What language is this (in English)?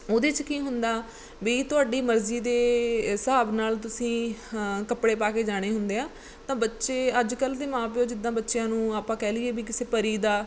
Punjabi